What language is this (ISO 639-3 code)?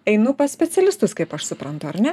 lit